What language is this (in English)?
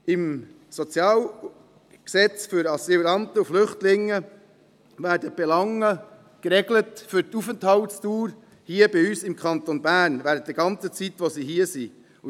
Swiss German